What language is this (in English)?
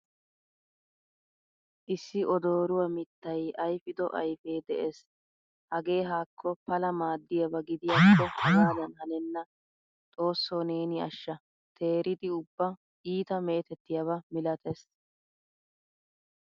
Wolaytta